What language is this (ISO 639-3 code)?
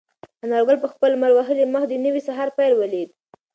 pus